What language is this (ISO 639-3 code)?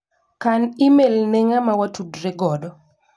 luo